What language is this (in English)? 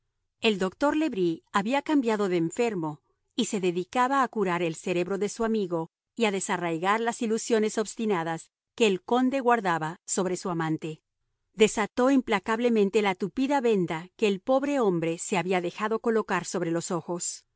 Spanish